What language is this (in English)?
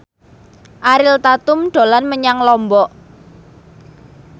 Javanese